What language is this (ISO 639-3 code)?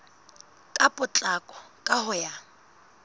sot